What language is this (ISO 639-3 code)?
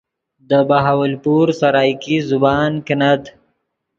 ydg